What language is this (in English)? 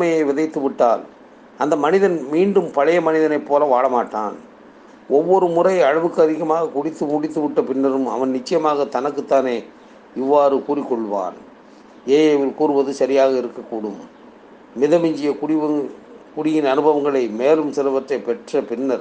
Tamil